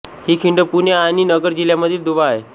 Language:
Marathi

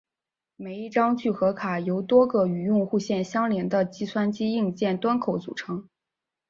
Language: Chinese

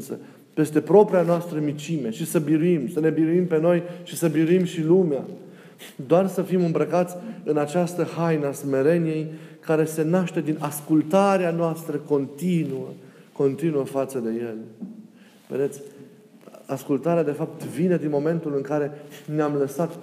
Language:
Romanian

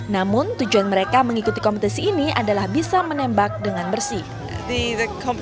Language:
Indonesian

